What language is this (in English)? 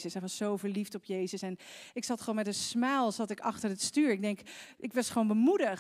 Dutch